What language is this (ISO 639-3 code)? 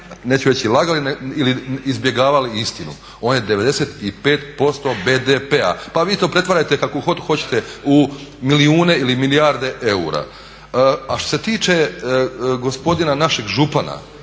hrv